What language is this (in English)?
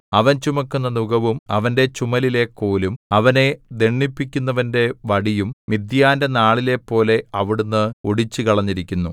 Malayalam